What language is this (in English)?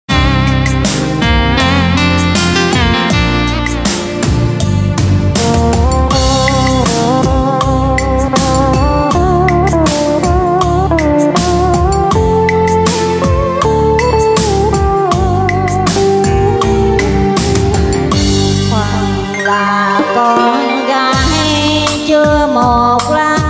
Thai